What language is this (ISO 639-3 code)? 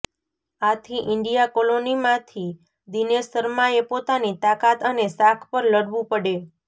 guj